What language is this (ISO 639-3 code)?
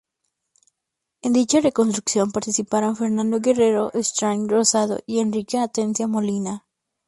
spa